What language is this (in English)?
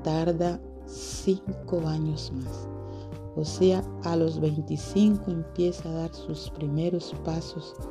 Spanish